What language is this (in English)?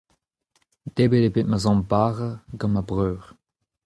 Breton